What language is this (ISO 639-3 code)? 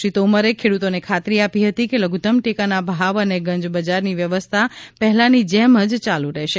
guj